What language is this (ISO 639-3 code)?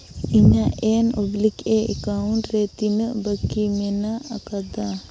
sat